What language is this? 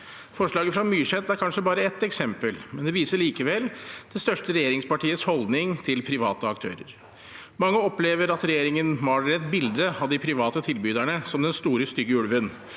Norwegian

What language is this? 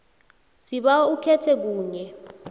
South Ndebele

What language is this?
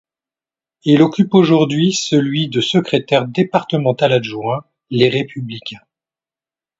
French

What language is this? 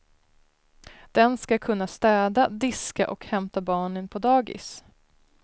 Swedish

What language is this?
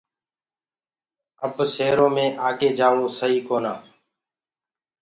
Gurgula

